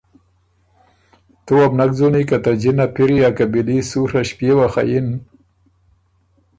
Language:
Ormuri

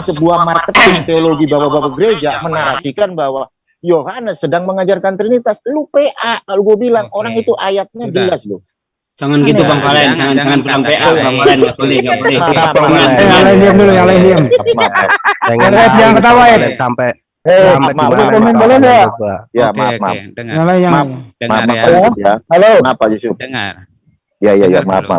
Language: Indonesian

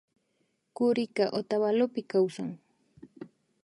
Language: Imbabura Highland Quichua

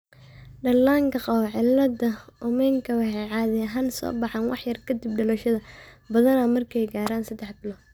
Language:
Somali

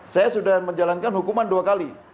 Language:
Indonesian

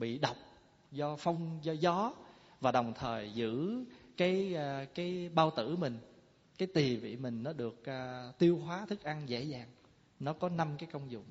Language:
Vietnamese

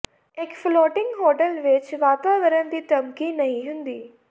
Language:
Punjabi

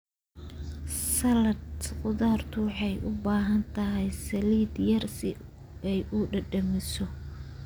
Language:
Somali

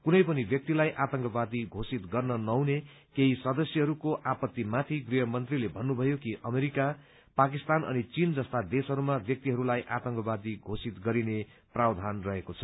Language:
Nepali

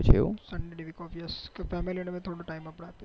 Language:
Gujarati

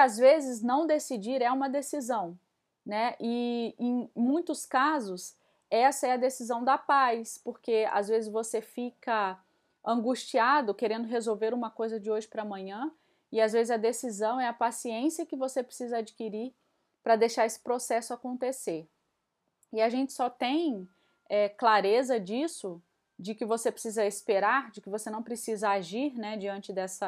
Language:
Portuguese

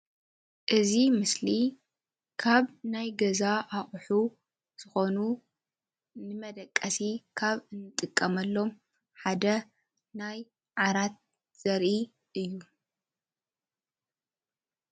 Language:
Tigrinya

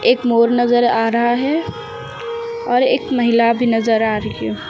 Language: Hindi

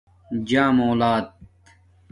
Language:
Domaaki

